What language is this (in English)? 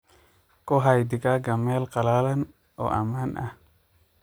Somali